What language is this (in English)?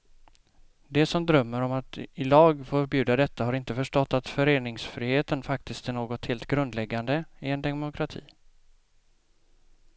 Swedish